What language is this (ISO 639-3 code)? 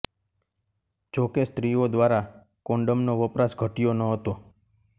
guj